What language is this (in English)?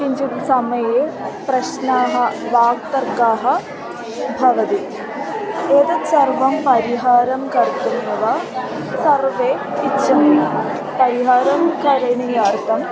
Sanskrit